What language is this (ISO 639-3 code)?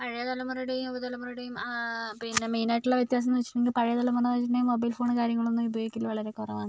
mal